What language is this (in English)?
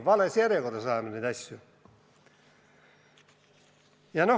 Estonian